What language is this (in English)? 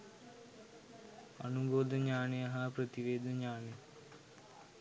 Sinhala